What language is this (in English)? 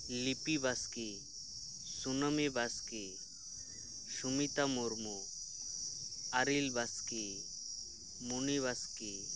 Santali